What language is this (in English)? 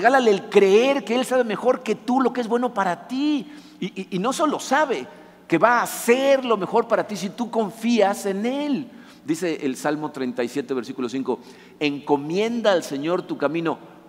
Spanish